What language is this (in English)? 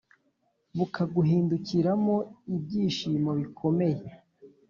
Kinyarwanda